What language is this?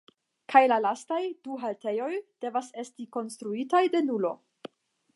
Esperanto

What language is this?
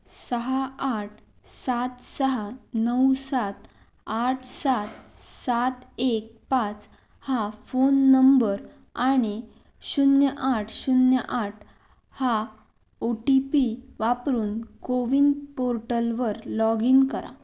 Marathi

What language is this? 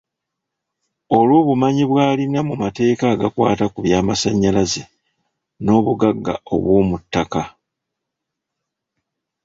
Ganda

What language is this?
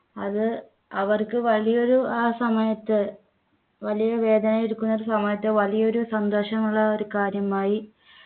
Malayalam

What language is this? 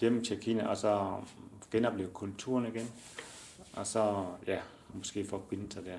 Danish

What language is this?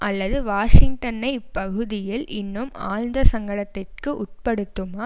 Tamil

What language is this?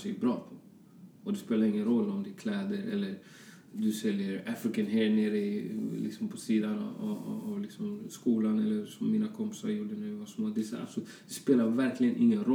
Swedish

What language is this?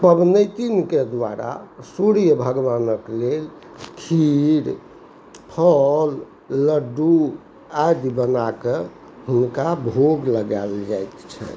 Maithili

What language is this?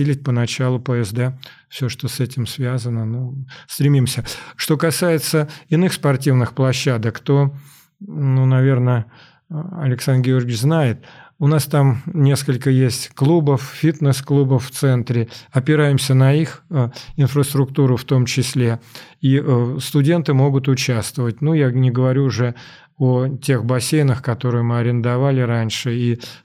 Russian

